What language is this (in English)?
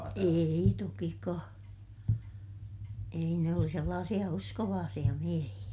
Finnish